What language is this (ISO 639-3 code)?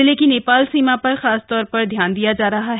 hin